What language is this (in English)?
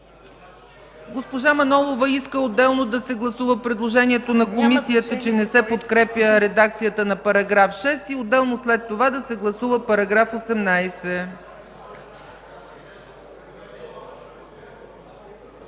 Bulgarian